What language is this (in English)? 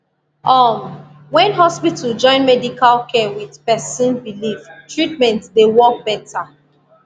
Nigerian Pidgin